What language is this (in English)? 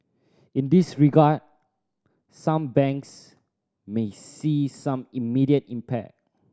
English